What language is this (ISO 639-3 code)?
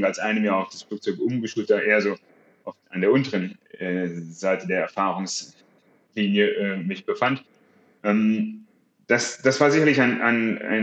deu